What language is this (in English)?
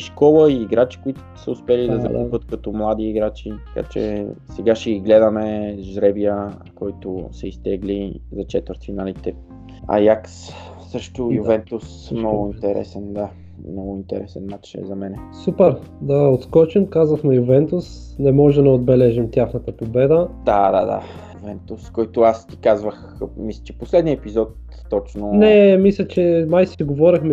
Bulgarian